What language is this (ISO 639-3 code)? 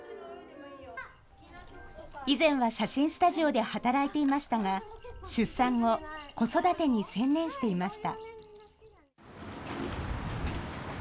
jpn